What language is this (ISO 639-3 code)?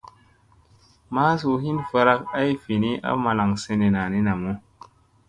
mse